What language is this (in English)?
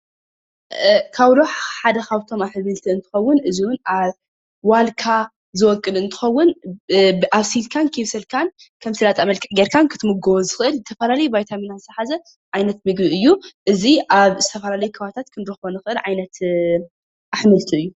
Tigrinya